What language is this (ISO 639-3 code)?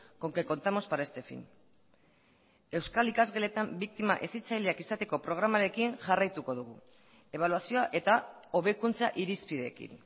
eus